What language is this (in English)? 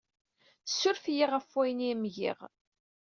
Kabyle